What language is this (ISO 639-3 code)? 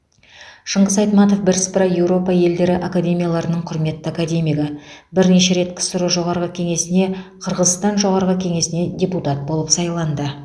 kaz